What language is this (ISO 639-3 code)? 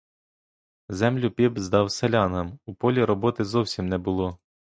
ukr